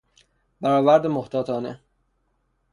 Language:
Persian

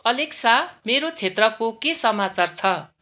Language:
Nepali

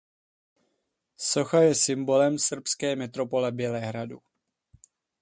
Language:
Czech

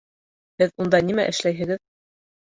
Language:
Bashkir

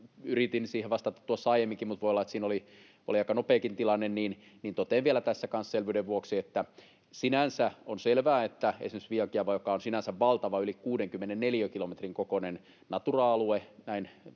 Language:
Finnish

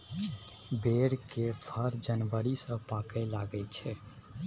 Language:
Maithili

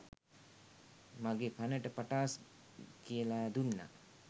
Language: Sinhala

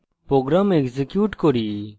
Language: Bangla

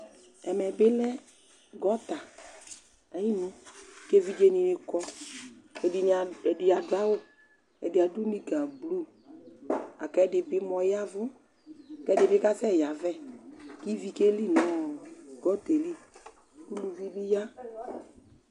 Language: Ikposo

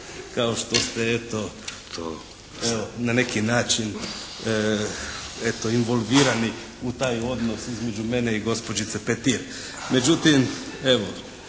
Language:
Croatian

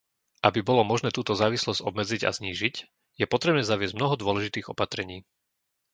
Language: Slovak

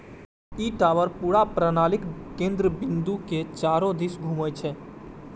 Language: Maithili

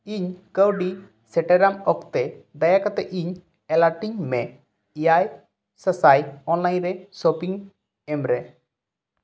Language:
Santali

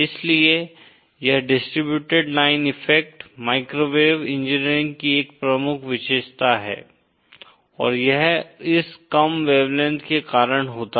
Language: Hindi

